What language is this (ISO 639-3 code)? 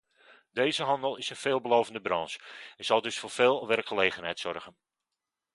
nld